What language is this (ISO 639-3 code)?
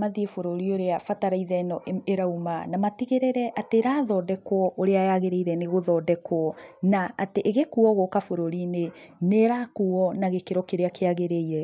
kik